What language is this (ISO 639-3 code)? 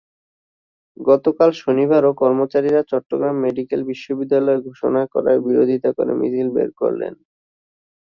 ben